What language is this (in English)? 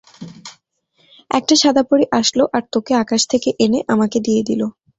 Bangla